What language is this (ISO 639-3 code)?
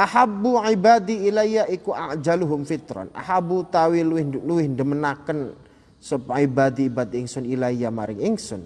ind